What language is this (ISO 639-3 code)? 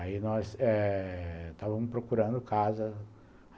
por